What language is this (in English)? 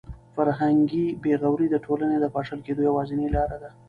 Pashto